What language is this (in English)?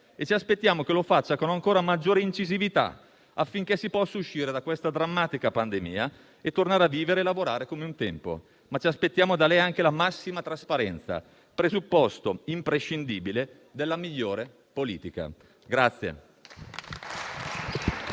Italian